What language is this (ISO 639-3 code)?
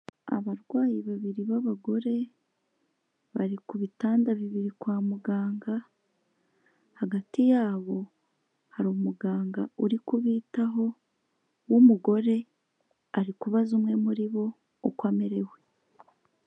kin